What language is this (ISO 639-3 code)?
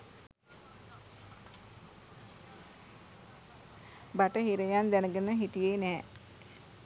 sin